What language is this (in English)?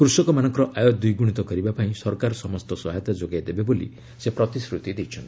Odia